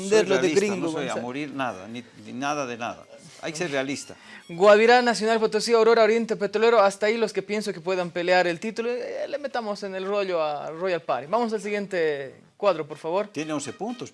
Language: Spanish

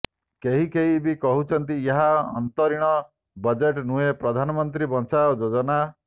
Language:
Odia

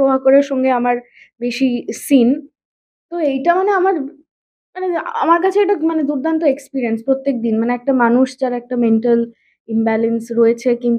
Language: Bangla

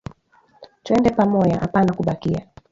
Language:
Swahili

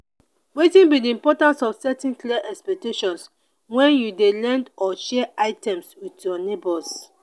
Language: Nigerian Pidgin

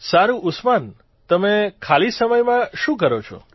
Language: Gujarati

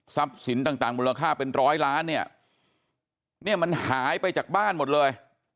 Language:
Thai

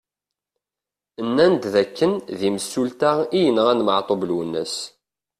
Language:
Kabyle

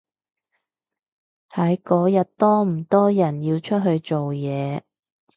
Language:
Cantonese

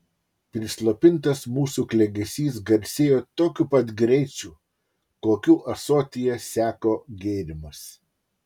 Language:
Lithuanian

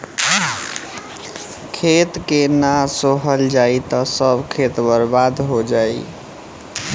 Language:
Bhojpuri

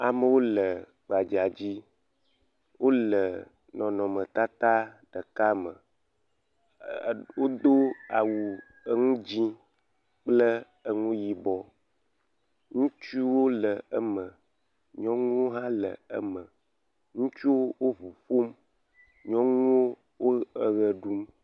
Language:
Ewe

